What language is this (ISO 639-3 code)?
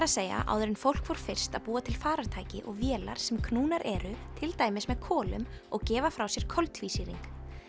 isl